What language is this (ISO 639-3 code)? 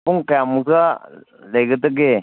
mni